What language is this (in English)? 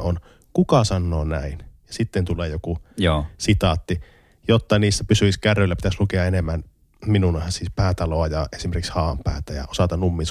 Finnish